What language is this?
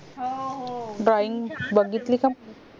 Marathi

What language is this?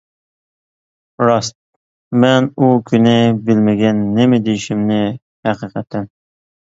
Uyghur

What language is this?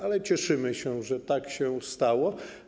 Polish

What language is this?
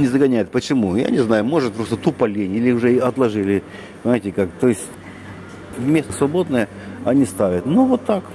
Russian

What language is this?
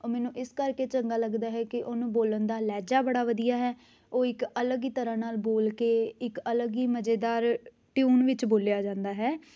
Punjabi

